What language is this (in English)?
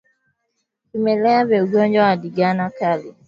Swahili